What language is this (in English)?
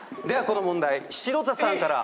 Japanese